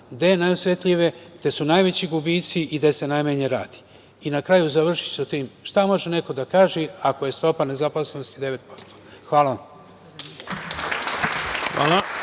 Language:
Serbian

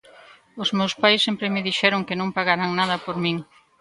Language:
Galician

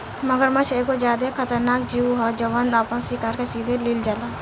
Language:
Bhojpuri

